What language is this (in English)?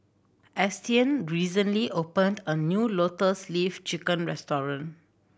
English